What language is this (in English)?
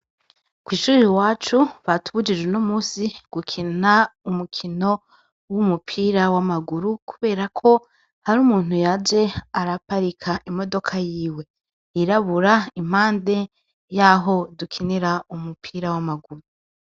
Rundi